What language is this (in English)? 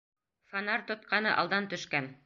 Bashkir